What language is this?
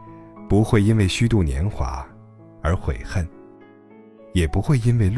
Chinese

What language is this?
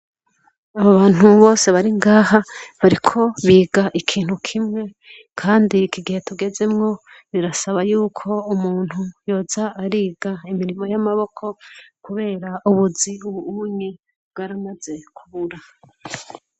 Rundi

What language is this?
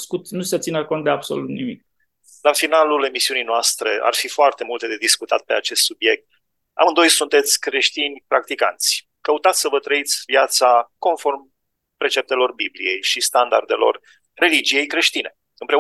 Romanian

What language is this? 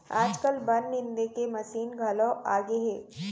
Chhattisgarhi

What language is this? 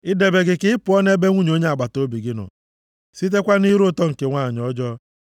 Igbo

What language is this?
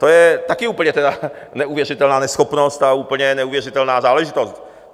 Czech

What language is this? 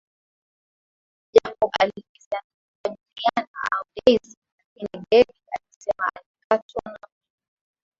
Swahili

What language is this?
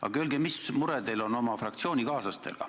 Estonian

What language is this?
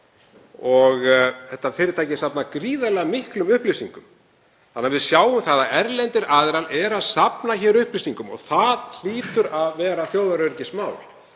Icelandic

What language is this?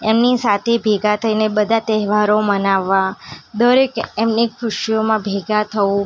Gujarati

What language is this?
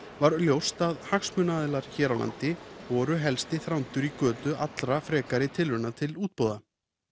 Icelandic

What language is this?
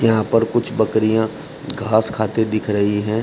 Hindi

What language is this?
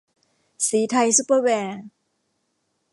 Thai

